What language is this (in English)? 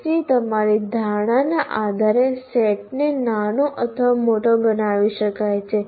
Gujarati